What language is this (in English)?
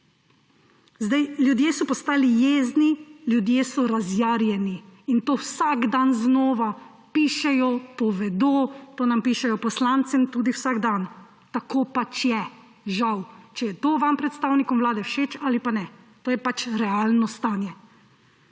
Slovenian